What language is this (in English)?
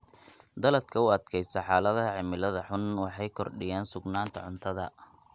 Somali